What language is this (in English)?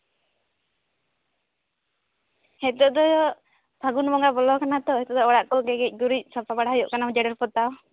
Santali